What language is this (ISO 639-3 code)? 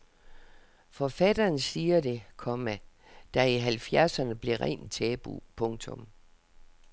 dan